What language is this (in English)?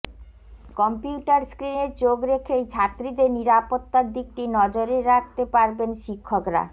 Bangla